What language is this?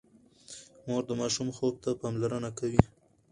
Pashto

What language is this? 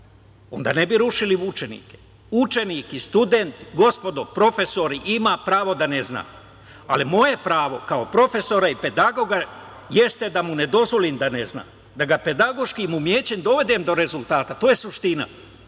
Serbian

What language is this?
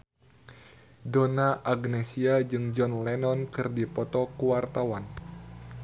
Sundanese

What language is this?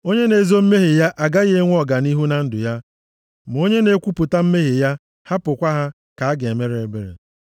Igbo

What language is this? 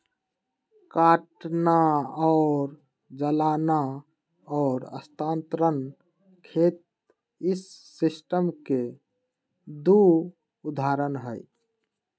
Magahi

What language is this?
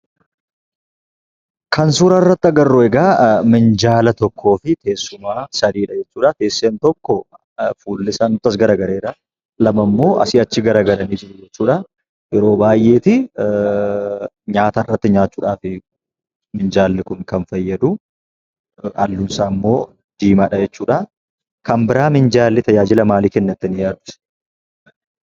Oromo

